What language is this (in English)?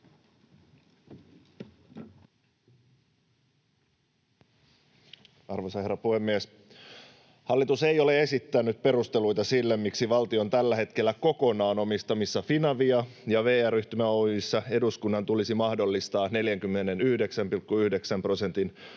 Finnish